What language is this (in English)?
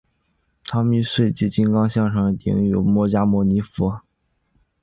Chinese